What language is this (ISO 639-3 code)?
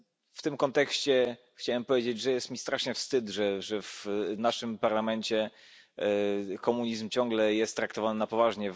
pol